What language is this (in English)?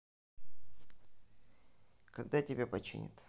Russian